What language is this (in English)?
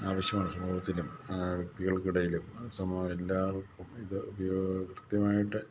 Malayalam